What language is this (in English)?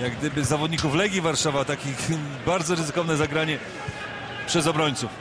Polish